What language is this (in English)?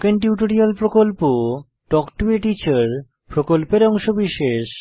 Bangla